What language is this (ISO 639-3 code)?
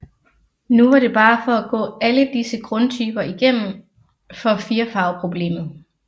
dan